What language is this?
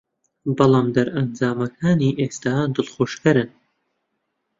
Central Kurdish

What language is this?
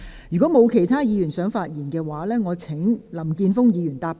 Cantonese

